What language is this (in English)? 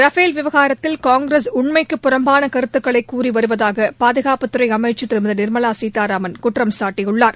Tamil